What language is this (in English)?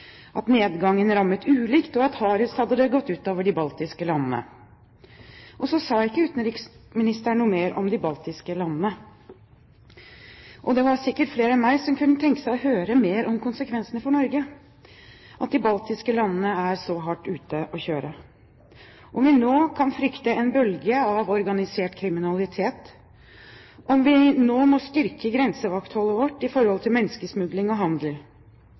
Norwegian Bokmål